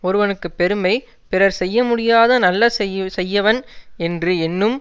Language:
Tamil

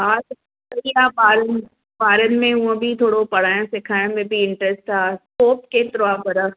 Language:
Sindhi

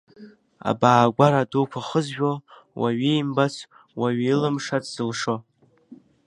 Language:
Abkhazian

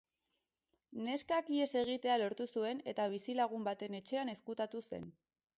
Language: Basque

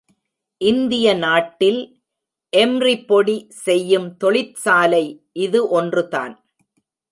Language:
Tamil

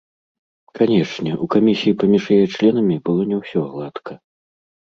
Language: Belarusian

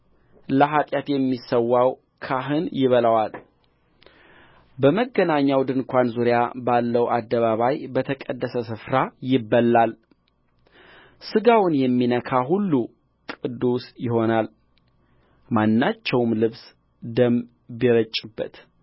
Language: Amharic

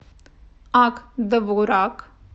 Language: Russian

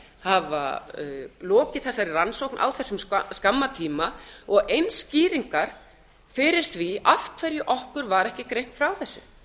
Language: Icelandic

